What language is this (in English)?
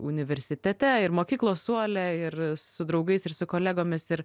Lithuanian